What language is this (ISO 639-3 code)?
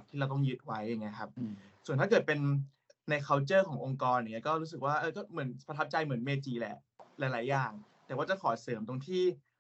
tha